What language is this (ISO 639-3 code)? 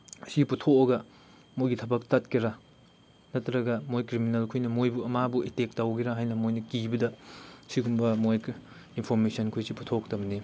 mni